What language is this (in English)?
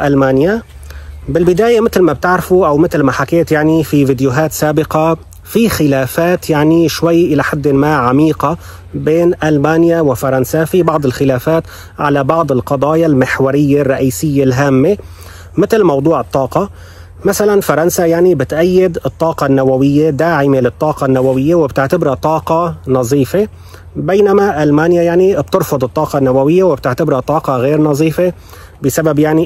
Arabic